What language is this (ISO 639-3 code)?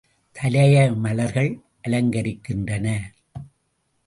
tam